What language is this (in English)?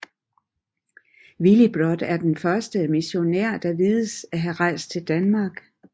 Danish